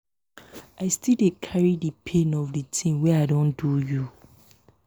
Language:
Nigerian Pidgin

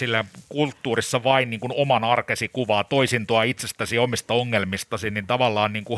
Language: Finnish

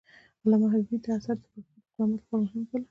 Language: Pashto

